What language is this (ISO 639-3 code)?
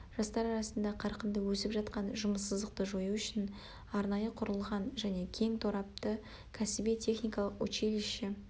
kaz